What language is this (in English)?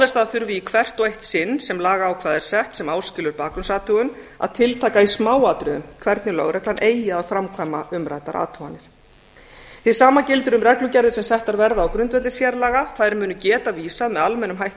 Icelandic